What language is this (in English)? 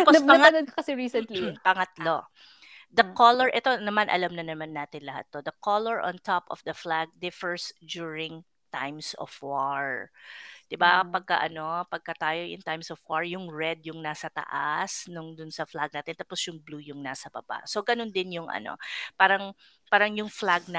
Filipino